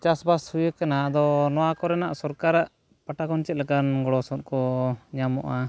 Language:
Santali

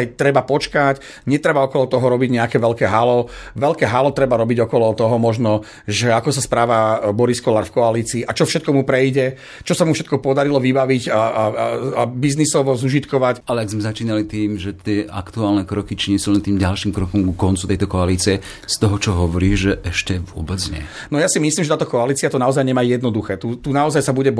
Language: Slovak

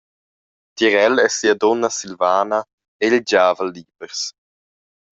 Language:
Romansh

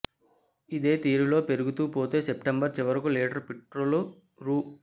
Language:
Telugu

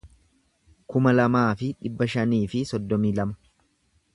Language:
Oromo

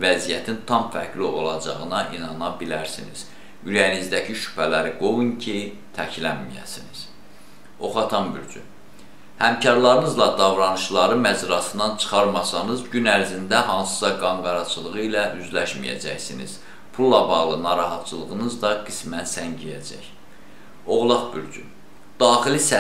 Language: Turkish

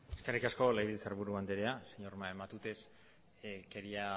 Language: Basque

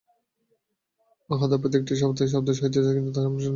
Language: Bangla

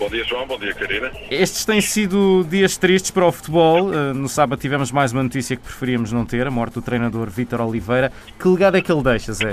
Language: Portuguese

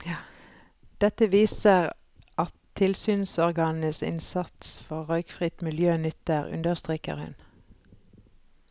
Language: Norwegian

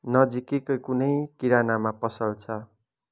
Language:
Nepali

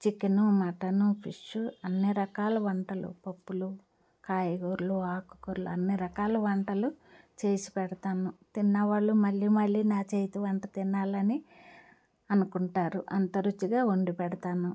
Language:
Telugu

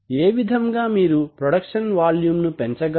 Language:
Telugu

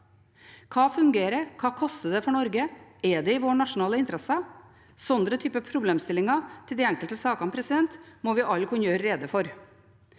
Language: Norwegian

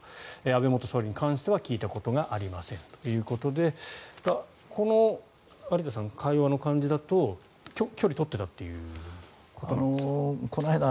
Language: Japanese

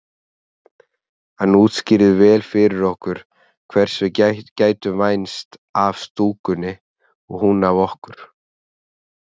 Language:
Icelandic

